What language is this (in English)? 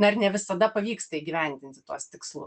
Lithuanian